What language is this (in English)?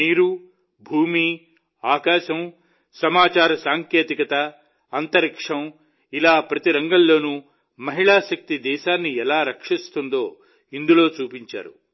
Telugu